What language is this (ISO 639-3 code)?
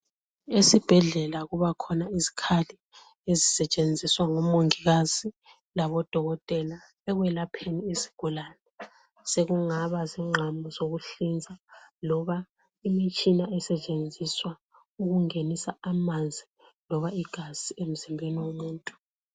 nde